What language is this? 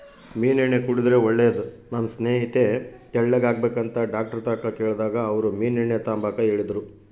Kannada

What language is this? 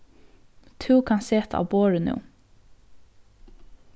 Faroese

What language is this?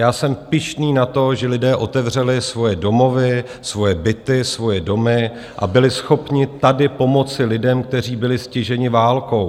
Czech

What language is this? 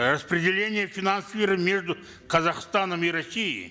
Kazakh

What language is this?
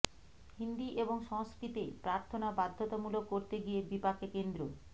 Bangla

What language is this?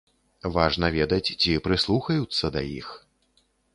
Belarusian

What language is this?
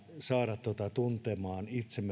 Finnish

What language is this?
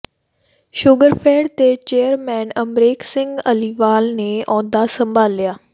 Punjabi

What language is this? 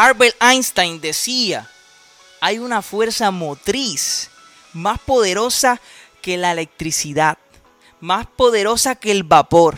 Spanish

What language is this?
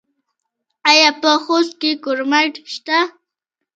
Pashto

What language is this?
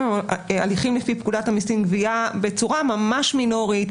Hebrew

